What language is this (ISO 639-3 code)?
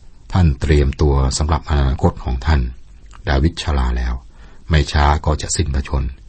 tha